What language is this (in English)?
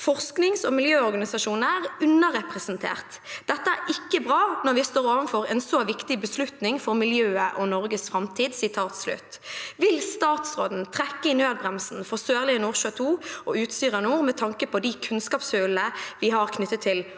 Norwegian